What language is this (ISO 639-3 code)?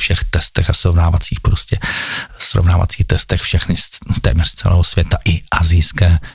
ces